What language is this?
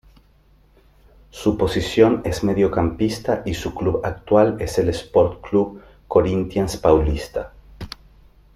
Spanish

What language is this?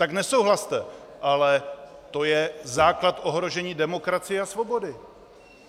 Czech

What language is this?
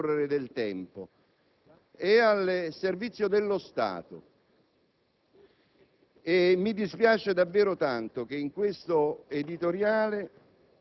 Italian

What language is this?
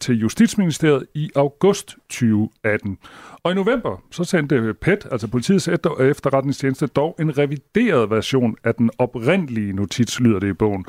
Danish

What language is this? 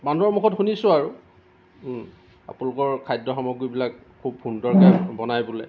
Assamese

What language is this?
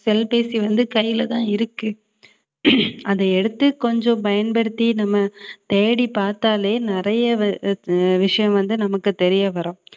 Tamil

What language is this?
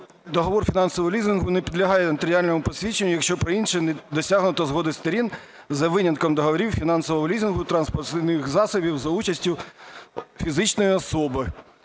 Ukrainian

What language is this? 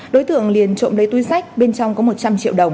Vietnamese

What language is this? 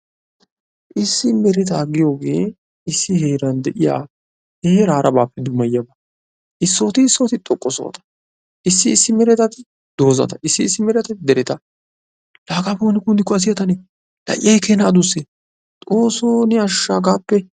Wolaytta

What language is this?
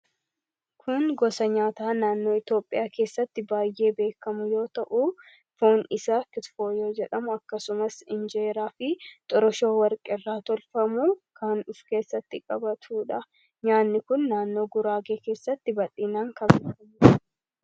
Oromo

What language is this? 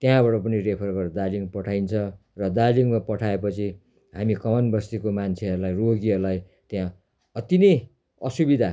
Nepali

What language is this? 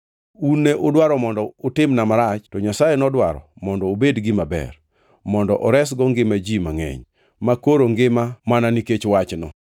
Luo (Kenya and Tanzania)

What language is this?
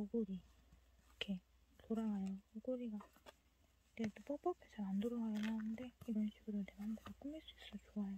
Korean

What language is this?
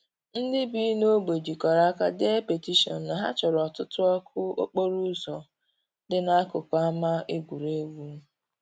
Igbo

